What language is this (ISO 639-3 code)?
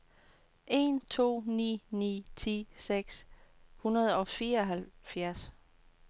dan